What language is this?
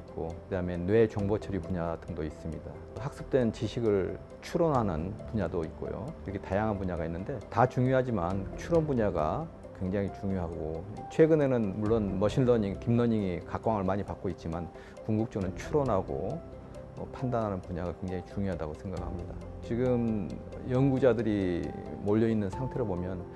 Korean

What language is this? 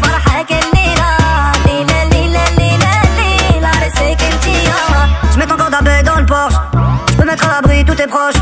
Arabic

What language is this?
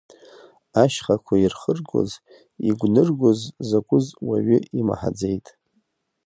Abkhazian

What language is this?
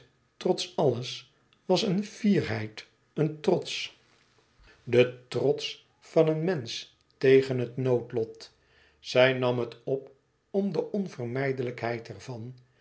Dutch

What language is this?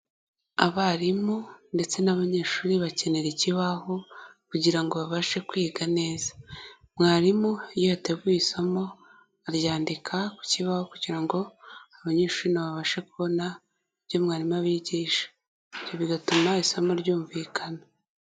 Kinyarwanda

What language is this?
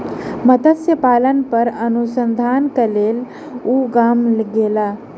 Maithili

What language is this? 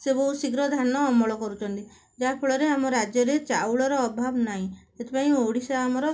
Odia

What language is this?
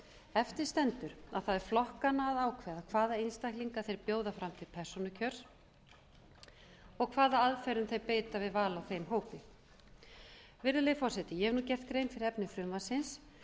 Icelandic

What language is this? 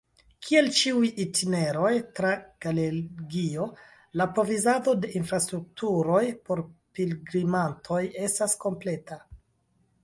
Esperanto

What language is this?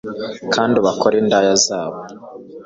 Kinyarwanda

